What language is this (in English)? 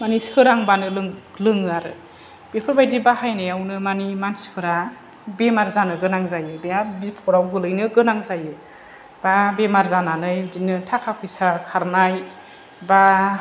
Bodo